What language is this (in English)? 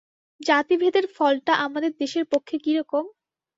Bangla